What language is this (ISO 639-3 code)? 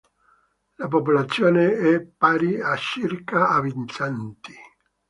ita